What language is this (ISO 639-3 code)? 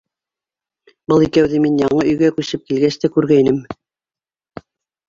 bak